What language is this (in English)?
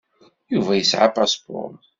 Kabyle